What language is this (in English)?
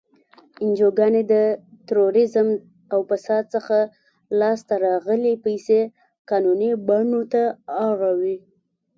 Pashto